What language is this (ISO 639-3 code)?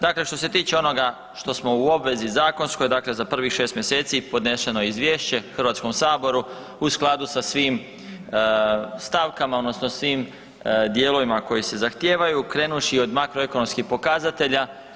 hrv